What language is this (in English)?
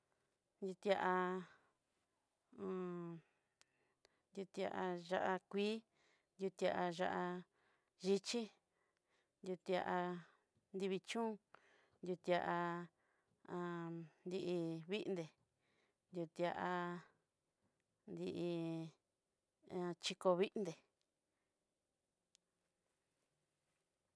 Southeastern Nochixtlán Mixtec